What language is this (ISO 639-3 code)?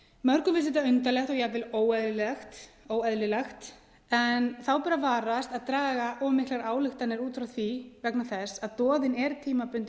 isl